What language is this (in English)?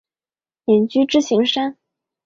Chinese